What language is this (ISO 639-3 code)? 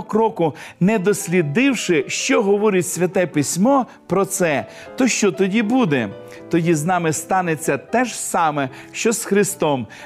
ukr